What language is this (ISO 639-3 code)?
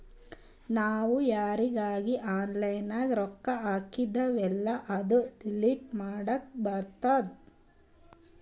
kan